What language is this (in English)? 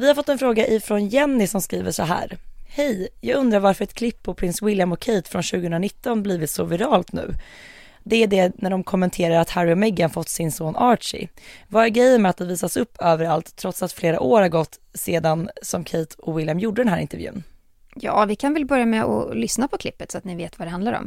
Swedish